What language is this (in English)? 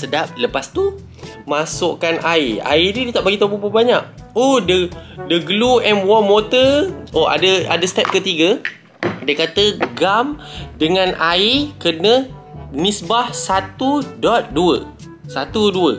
Malay